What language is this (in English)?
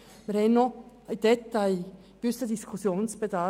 Swiss German